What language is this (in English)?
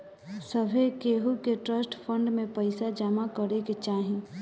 Bhojpuri